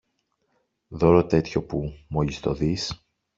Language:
Greek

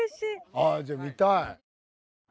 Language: Japanese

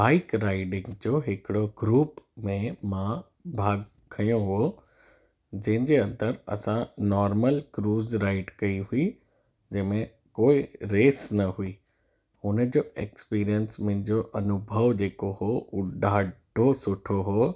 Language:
Sindhi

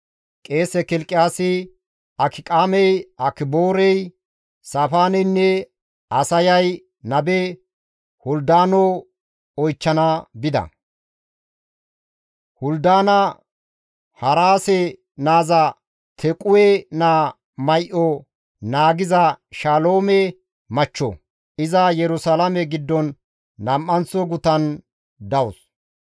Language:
Gamo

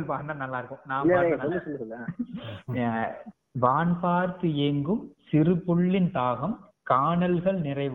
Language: Tamil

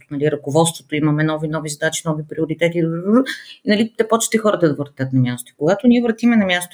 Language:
Bulgarian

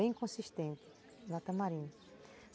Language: Portuguese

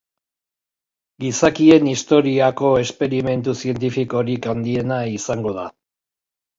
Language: Basque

